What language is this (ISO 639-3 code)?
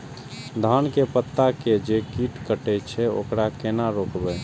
mai